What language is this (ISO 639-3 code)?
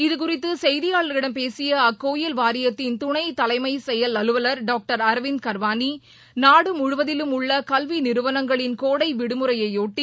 tam